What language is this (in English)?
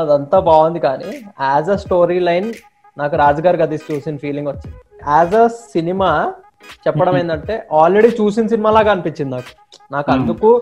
Telugu